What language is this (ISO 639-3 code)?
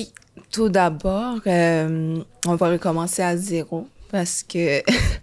fra